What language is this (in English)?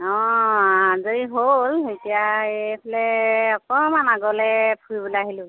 Assamese